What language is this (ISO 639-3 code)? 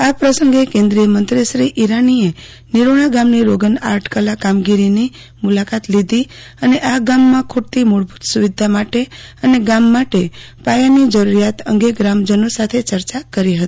guj